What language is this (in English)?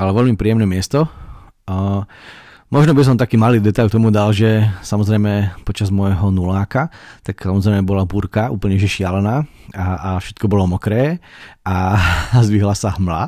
Slovak